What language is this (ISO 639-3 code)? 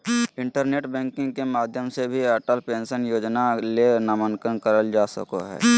mag